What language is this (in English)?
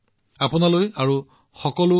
Assamese